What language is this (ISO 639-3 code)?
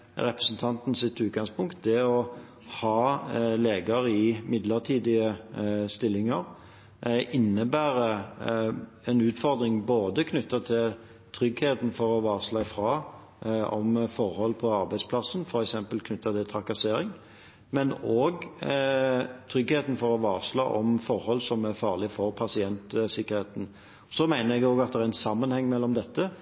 nob